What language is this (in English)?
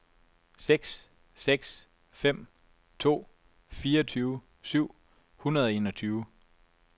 Danish